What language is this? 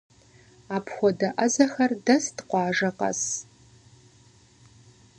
Kabardian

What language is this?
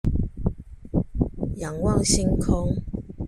Chinese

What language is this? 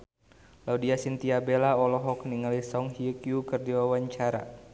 Sundanese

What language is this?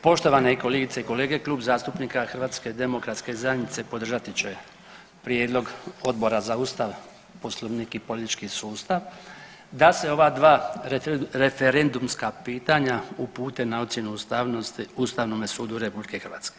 Croatian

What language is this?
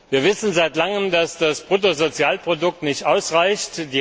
German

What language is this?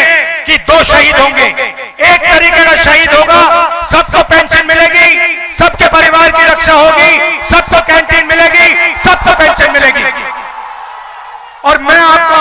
Hindi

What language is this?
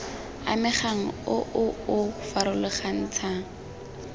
Tswana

